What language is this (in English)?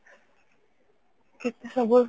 Odia